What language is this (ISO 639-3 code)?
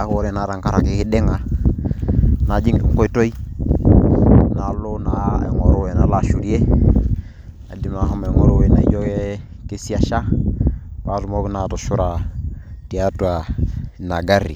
mas